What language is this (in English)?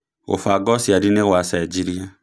Kikuyu